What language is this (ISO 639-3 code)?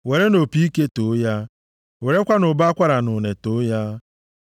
ibo